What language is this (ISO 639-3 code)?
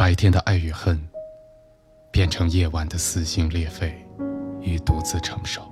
zho